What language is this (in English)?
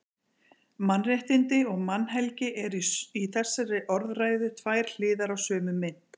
Icelandic